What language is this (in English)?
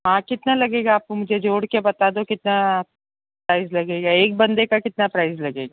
Hindi